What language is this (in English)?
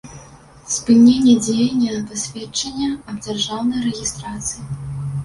Belarusian